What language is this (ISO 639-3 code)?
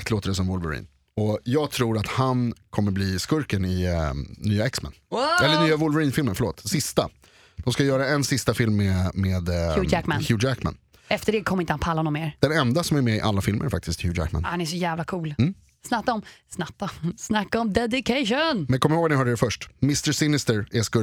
swe